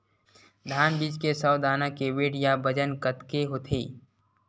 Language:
Chhattisgarhi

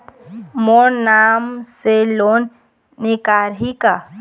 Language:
Chhattisgarhi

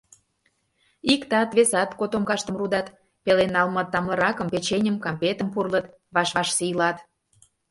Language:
Mari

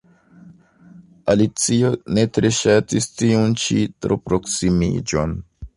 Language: Esperanto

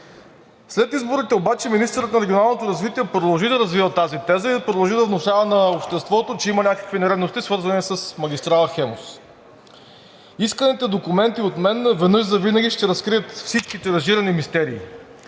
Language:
Bulgarian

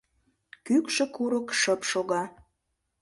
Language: Mari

